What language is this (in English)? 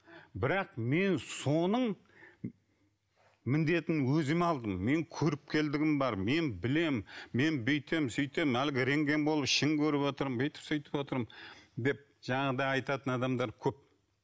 Kazakh